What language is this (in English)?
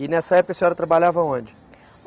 Portuguese